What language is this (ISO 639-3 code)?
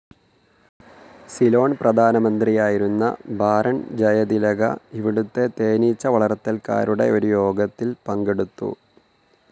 mal